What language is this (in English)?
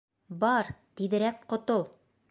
Bashkir